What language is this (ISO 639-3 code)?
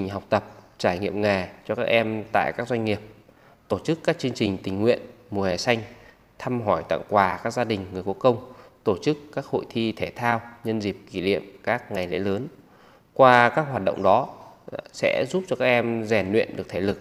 vie